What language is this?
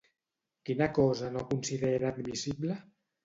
Catalan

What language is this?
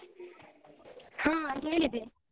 Kannada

